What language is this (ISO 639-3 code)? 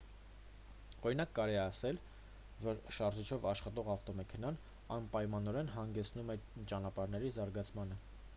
hye